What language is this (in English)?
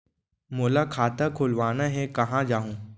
Chhattisgarhi